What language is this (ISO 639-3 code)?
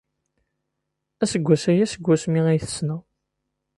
kab